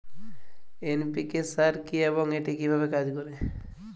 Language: Bangla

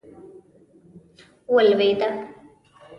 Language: Pashto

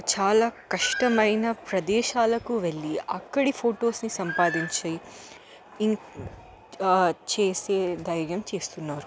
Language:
Telugu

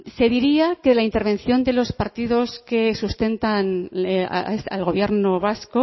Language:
Spanish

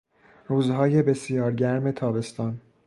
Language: Persian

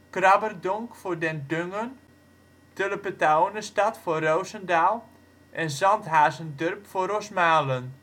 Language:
Dutch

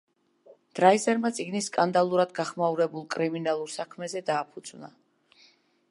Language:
Georgian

